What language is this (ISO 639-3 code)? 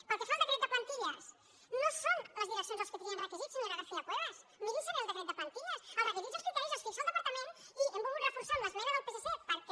cat